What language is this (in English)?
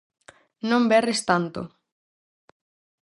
Galician